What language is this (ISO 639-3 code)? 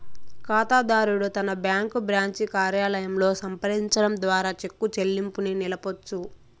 tel